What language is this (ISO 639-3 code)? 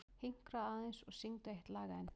isl